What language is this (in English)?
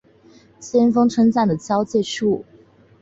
Chinese